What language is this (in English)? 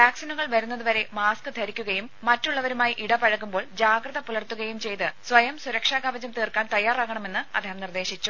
Malayalam